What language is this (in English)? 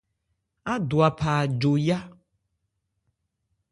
Ebrié